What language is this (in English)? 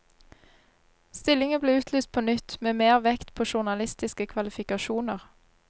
Norwegian